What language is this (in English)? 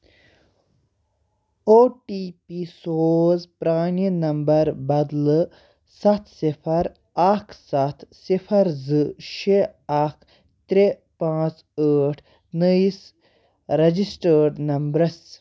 Kashmiri